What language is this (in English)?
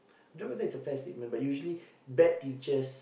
English